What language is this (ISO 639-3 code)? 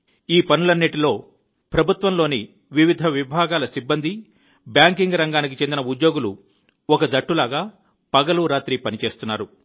tel